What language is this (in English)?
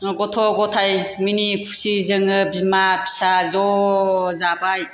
Bodo